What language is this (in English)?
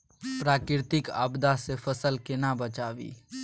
Maithili